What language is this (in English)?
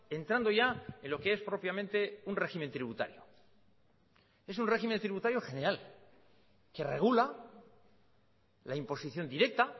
Spanish